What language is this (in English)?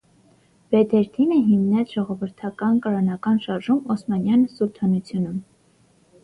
Armenian